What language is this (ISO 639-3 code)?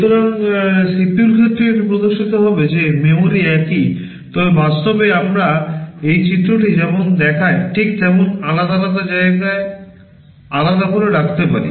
ben